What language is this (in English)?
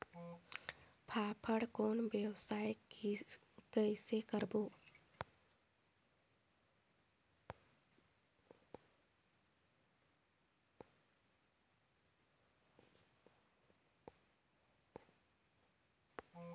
Chhattisgarhi